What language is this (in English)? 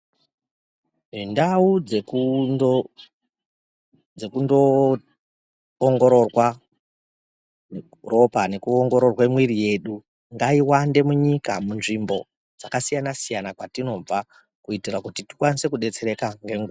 Ndau